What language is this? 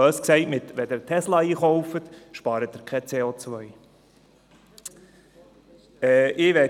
Swiss German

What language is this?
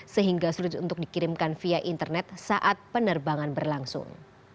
Indonesian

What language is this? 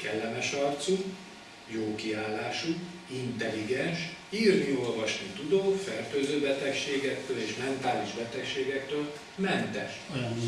Hungarian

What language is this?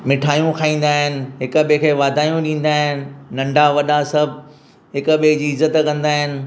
Sindhi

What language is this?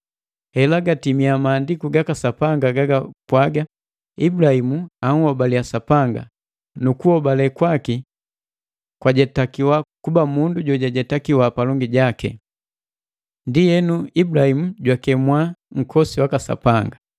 Matengo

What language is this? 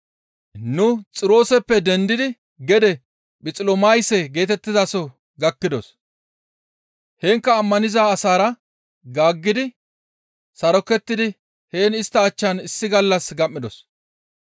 Gamo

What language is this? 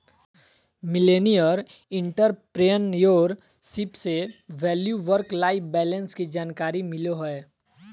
Magahi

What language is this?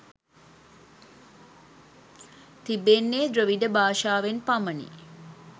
Sinhala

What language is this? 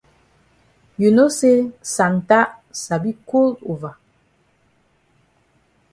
Cameroon Pidgin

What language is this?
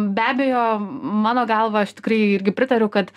Lithuanian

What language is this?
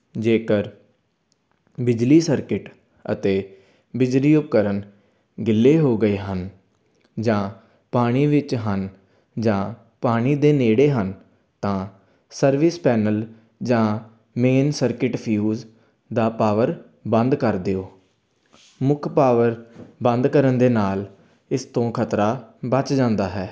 Punjabi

